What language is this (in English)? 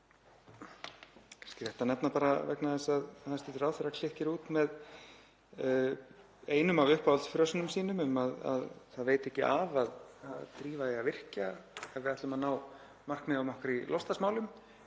Icelandic